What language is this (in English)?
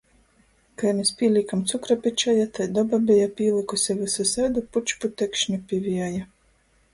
Latgalian